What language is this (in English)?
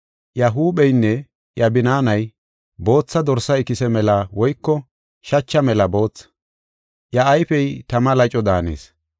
Gofa